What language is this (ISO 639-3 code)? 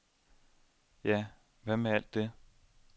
dan